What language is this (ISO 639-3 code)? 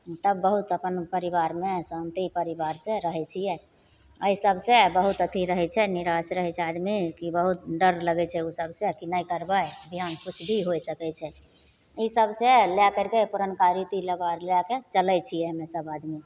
mai